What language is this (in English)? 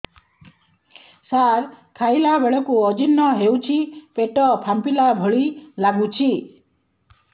Odia